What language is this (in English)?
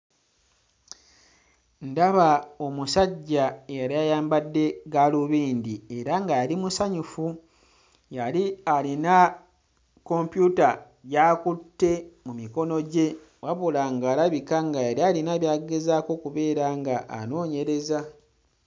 Ganda